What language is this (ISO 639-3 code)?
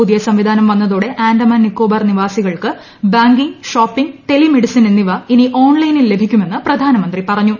mal